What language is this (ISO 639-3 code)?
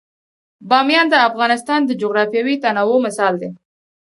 pus